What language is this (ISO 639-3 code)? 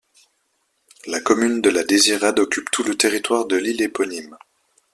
fra